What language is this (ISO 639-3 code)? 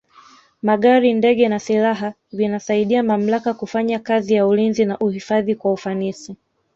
swa